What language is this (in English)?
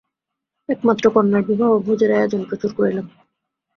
Bangla